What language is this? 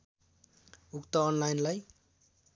Nepali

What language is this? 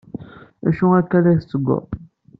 Kabyle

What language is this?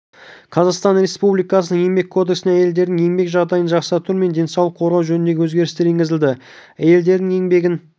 Kazakh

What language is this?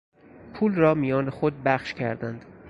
Persian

